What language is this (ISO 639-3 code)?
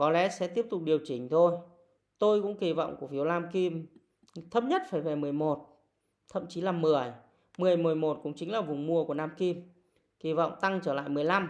vie